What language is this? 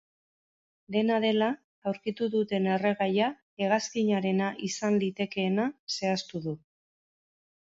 Basque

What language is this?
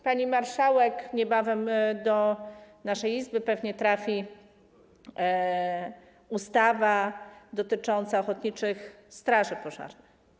Polish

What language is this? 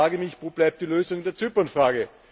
German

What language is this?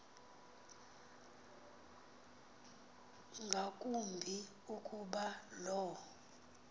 Xhosa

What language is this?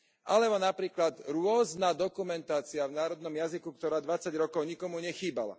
Slovak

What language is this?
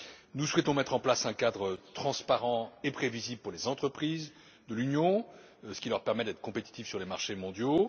French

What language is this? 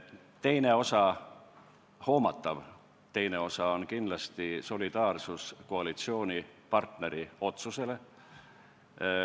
Estonian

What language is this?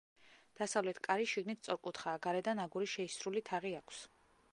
Georgian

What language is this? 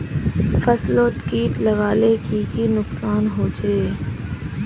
Magahi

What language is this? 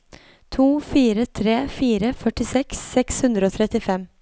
Norwegian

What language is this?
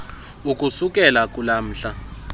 Xhosa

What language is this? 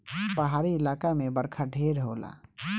Bhojpuri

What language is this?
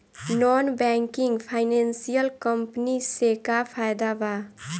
Bhojpuri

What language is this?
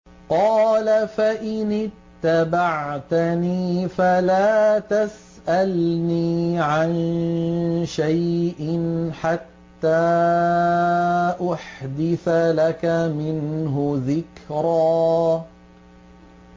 Arabic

